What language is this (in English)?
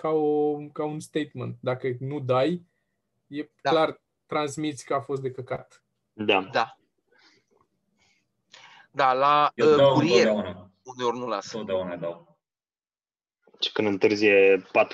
Romanian